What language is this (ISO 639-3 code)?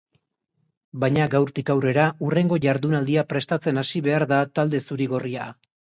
eus